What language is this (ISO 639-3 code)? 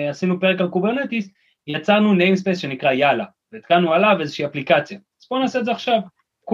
heb